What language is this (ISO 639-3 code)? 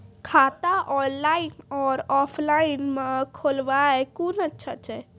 mai